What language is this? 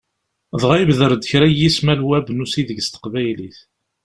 Kabyle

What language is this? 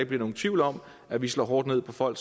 Danish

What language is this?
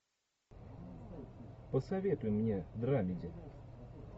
Russian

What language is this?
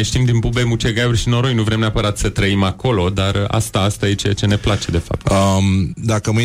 Romanian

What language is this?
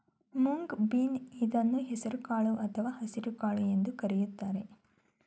Kannada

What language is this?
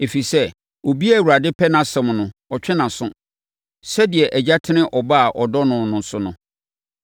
Akan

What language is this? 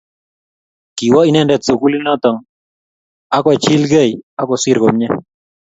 Kalenjin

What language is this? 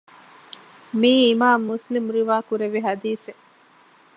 Divehi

